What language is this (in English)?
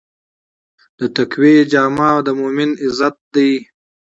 Pashto